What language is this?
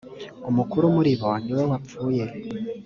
Kinyarwanda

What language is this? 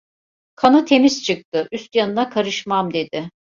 Turkish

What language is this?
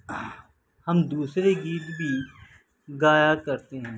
Urdu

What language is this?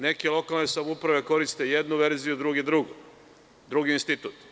Serbian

